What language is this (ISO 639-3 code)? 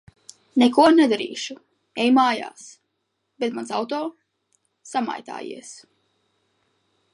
lav